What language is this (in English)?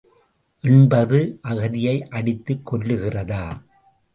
Tamil